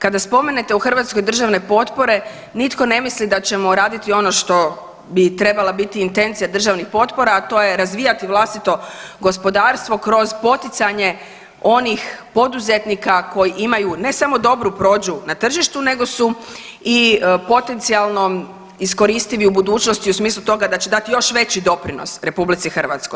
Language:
Croatian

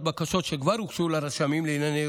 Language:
Hebrew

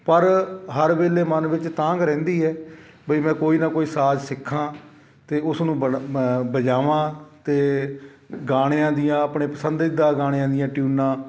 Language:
Punjabi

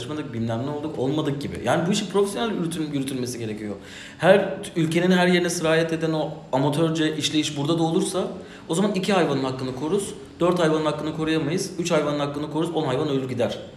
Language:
Turkish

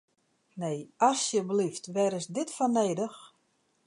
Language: Western Frisian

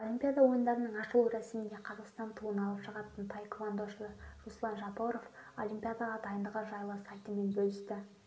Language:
Kazakh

